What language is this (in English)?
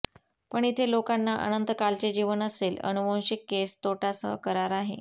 Marathi